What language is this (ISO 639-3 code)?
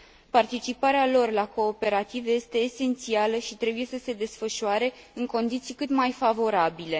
ron